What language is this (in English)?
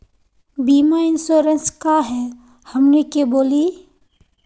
Magahi